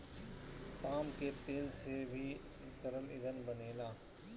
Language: Bhojpuri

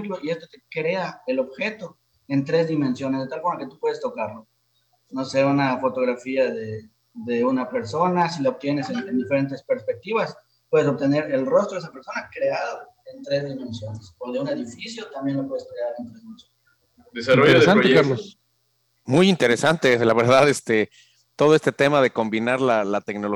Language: Spanish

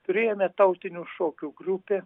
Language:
Lithuanian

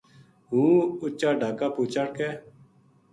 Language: Gujari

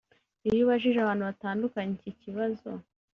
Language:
Kinyarwanda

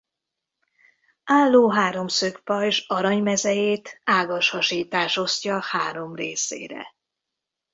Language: Hungarian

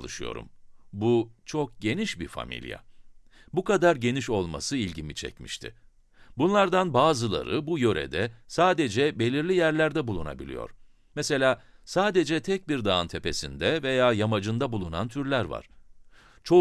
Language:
Turkish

